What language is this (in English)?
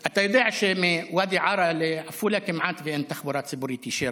Hebrew